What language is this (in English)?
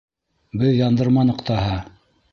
Bashkir